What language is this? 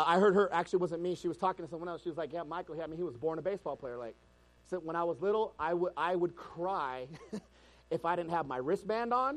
English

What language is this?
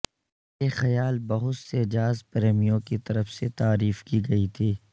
Urdu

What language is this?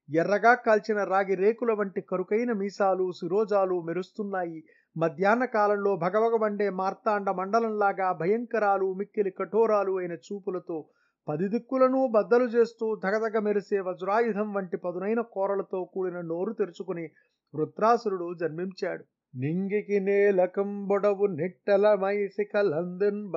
Telugu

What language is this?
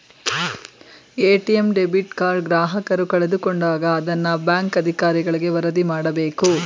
Kannada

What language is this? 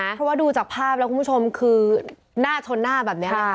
Thai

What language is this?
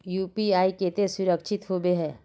Magahi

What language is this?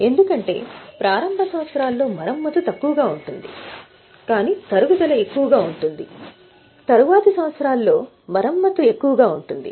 Telugu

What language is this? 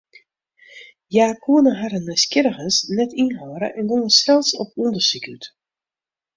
Western Frisian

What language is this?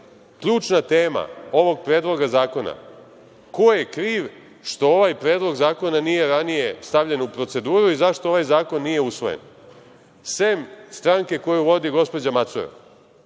Serbian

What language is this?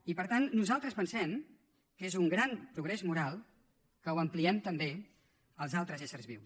Catalan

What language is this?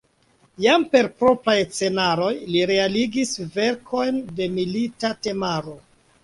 Esperanto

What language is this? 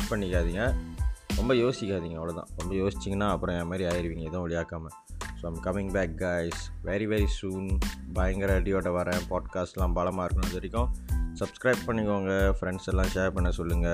Tamil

